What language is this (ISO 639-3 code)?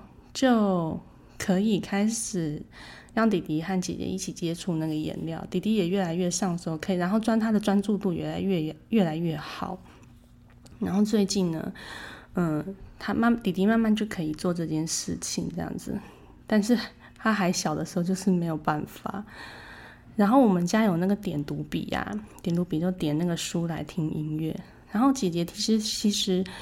zho